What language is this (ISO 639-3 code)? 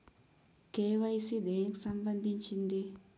tel